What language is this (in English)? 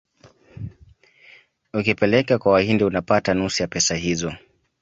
Swahili